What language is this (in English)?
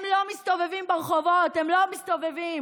Hebrew